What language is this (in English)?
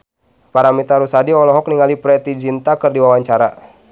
Sundanese